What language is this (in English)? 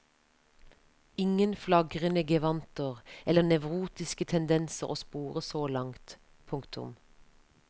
Norwegian